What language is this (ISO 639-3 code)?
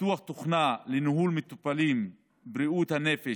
heb